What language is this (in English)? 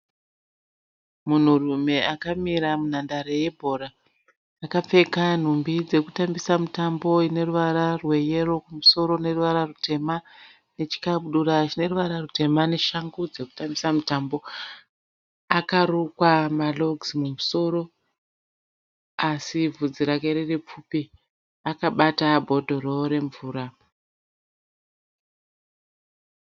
Shona